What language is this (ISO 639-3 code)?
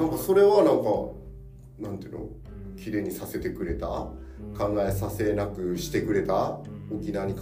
jpn